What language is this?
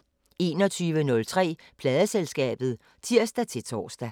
Danish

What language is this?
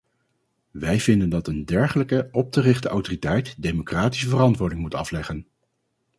Dutch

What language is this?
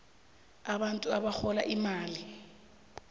South Ndebele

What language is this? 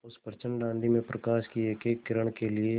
Hindi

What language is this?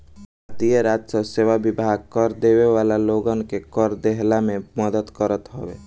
Bhojpuri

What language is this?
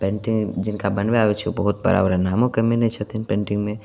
Maithili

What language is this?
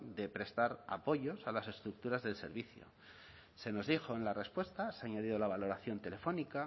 Spanish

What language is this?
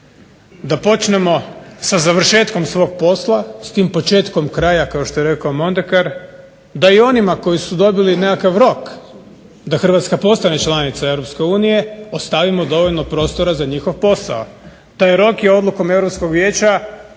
Croatian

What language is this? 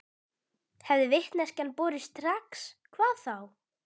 Icelandic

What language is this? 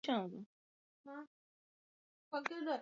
Swahili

